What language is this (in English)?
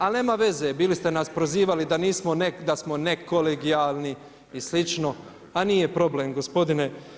Croatian